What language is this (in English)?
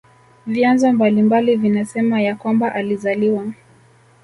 Swahili